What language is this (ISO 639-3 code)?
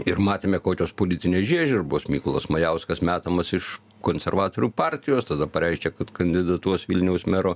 lit